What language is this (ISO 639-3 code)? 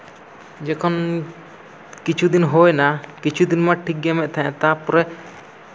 sat